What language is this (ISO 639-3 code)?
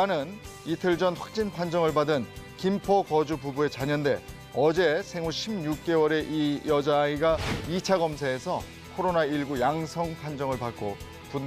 kor